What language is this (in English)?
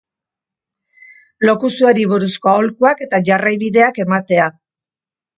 Basque